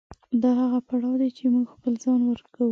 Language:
Pashto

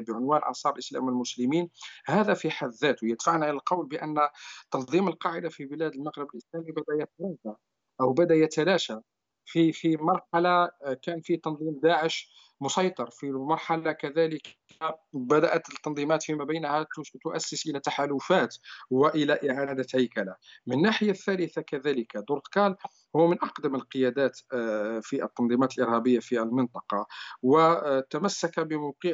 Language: Arabic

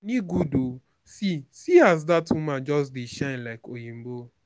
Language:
Nigerian Pidgin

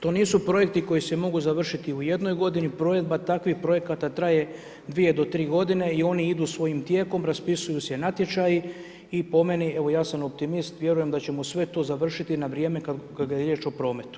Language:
Croatian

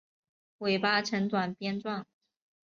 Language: Chinese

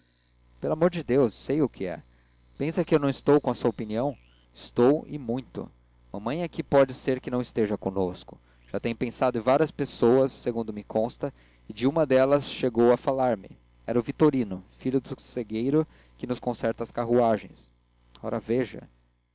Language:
Portuguese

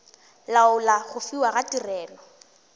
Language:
Northern Sotho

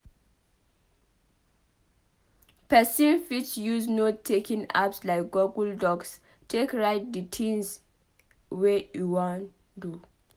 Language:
Nigerian Pidgin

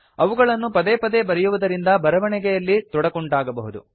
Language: Kannada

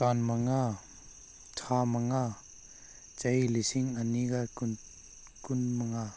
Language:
Manipuri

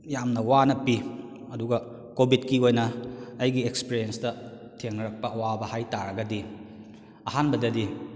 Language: Manipuri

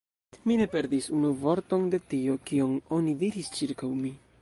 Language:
Esperanto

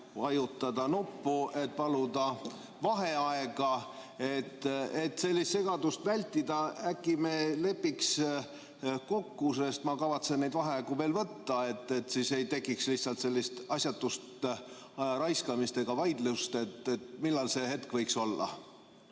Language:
Estonian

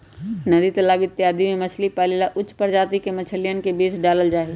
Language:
Magahi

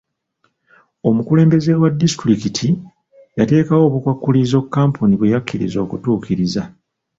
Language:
Ganda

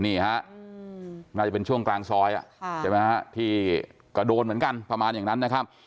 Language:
Thai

